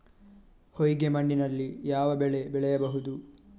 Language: Kannada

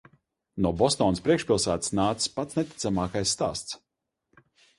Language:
Latvian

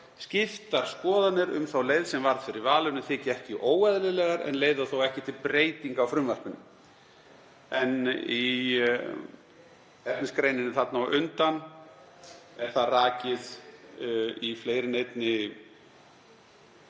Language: Icelandic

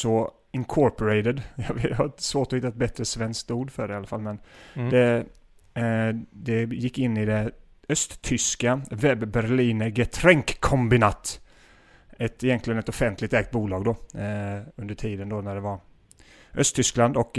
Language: Swedish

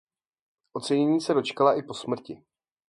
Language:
Czech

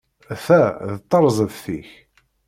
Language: Kabyle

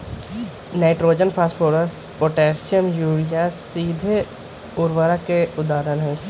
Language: Magahi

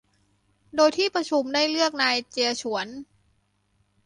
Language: Thai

